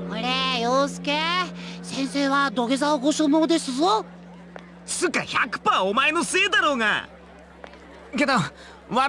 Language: Japanese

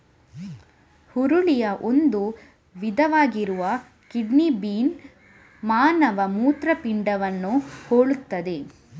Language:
Kannada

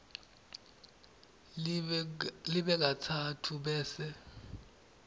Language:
Swati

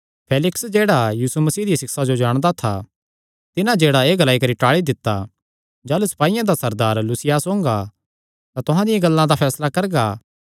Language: Kangri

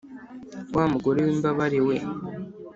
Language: Kinyarwanda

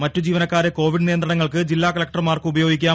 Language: Malayalam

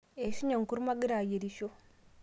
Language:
Masai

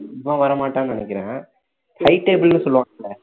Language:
Tamil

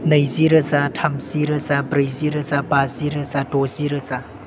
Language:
Bodo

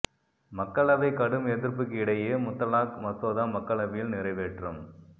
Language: Tamil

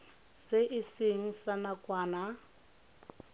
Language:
Tswana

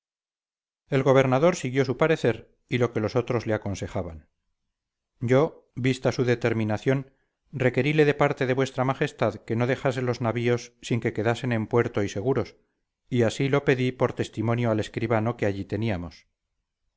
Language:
Spanish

